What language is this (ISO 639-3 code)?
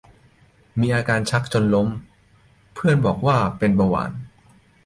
tha